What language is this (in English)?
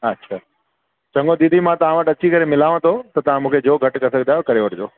Sindhi